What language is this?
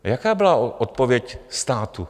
Czech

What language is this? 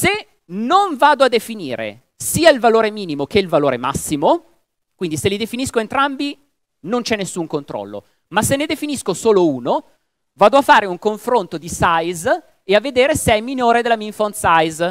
Italian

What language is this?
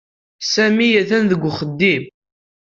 Kabyle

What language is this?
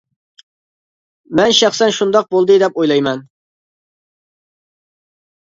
Uyghur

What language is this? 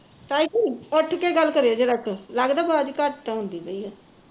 Punjabi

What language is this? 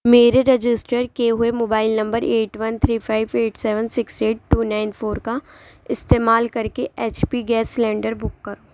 Urdu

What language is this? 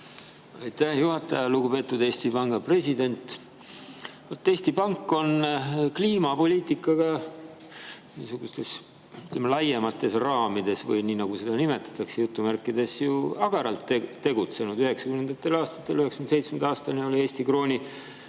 Estonian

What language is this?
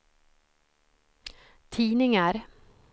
Swedish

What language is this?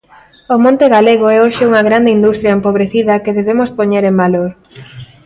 Galician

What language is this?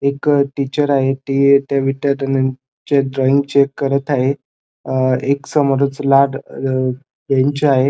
Marathi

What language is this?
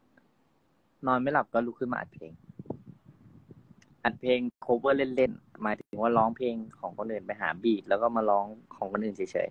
Thai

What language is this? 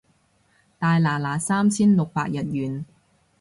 Cantonese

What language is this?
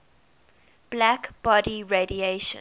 English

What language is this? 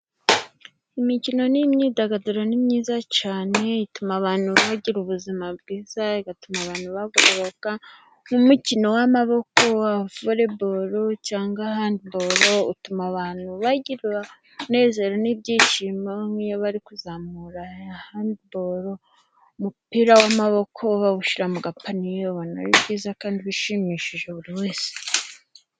Kinyarwanda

